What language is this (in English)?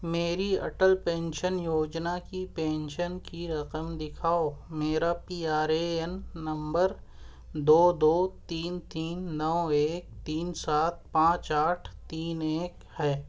Urdu